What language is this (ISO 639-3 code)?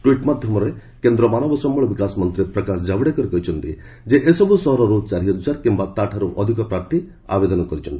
ori